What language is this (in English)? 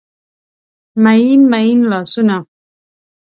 Pashto